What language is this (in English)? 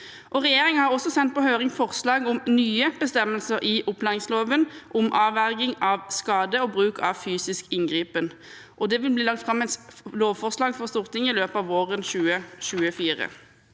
Norwegian